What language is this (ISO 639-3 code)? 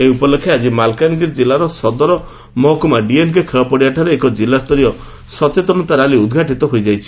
ori